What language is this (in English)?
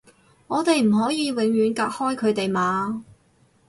Cantonese